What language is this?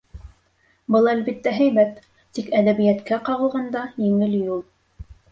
Bashkir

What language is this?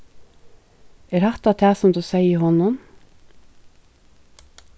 Faroese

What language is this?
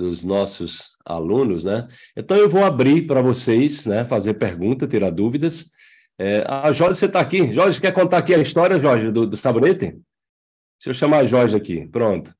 Portuguese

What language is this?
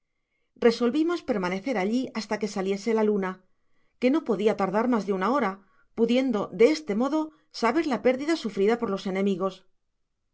Spanish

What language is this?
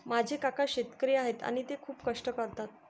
Marathi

